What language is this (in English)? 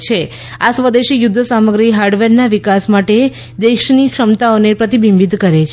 Gujarati